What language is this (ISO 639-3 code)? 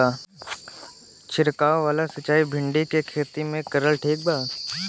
bho